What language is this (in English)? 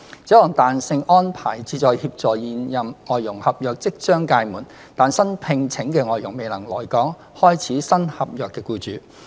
Cantonese